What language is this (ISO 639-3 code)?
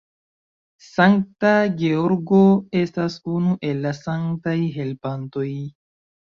epo